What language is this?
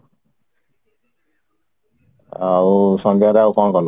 Odia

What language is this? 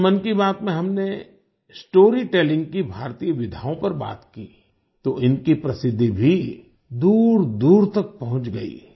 Hindi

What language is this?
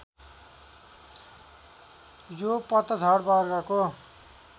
Nepali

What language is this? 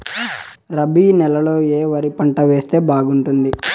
Telugu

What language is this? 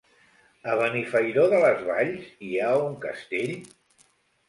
Catalan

